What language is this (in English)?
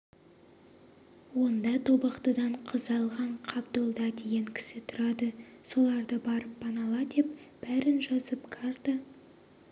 Kazakh